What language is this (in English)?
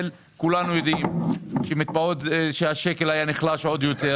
Hebrew